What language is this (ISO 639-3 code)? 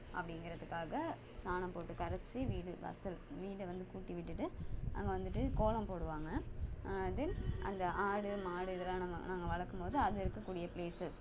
tam